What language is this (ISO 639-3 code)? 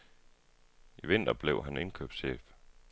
dan